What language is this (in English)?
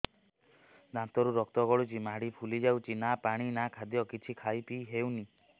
Odia